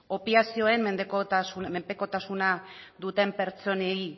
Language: Basque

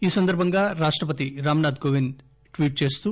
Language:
Telugu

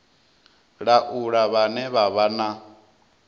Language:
Venda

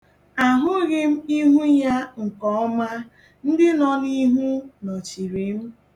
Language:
Igbo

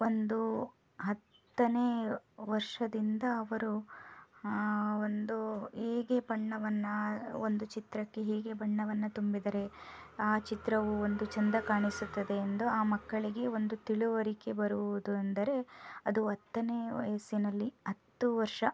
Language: Kannada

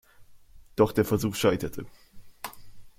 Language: German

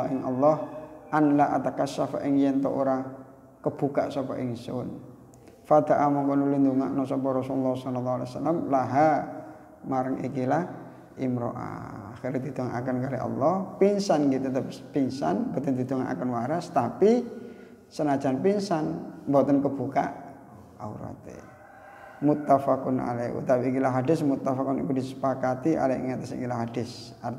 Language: Indonesian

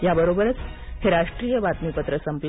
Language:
Marathi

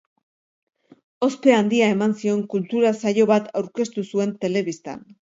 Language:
Basque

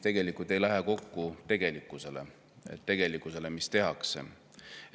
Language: Estonian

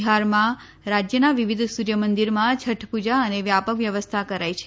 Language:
Gujarati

